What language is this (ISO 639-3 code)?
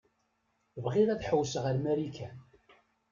kab